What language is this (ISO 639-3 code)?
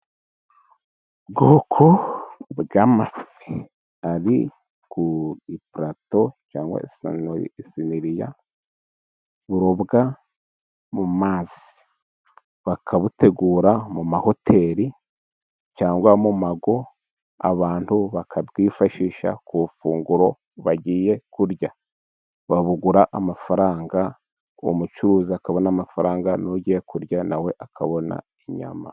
kin